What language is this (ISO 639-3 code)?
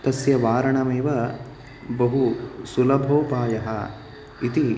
san